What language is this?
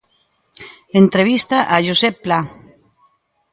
Galician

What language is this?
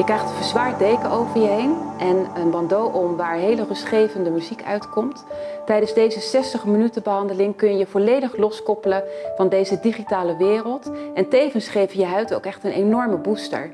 Dutch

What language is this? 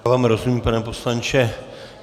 Czech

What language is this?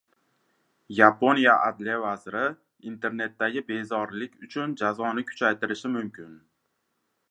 Uzbek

